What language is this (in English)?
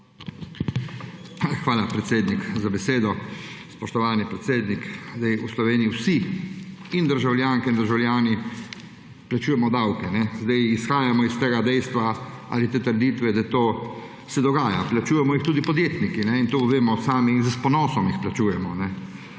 Slovenian